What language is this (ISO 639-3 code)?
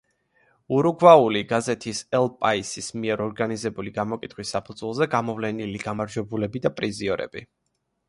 kat